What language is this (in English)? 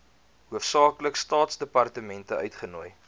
Afrikaans